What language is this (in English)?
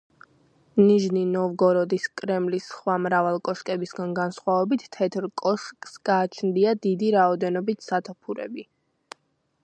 Georgian